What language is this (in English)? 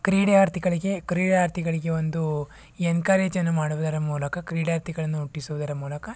Kannada